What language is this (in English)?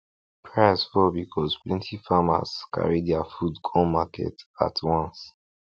Nigerian Pidgin